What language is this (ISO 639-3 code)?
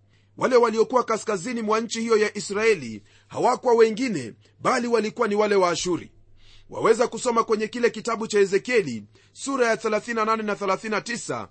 swa